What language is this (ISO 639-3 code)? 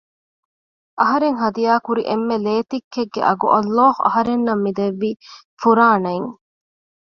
div